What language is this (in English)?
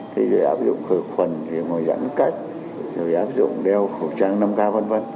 Vietnamese